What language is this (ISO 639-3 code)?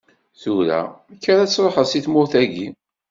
kab